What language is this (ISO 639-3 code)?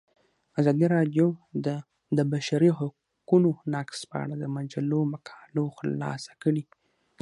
pus